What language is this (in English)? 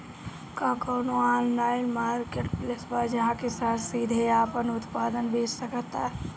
Bhojpuri